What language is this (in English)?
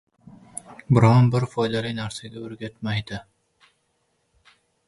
Uzbek